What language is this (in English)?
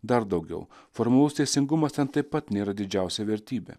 Lithuanian